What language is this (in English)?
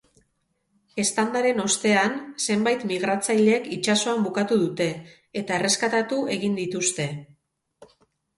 Basque